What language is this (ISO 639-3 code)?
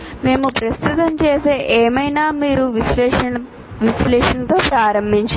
tel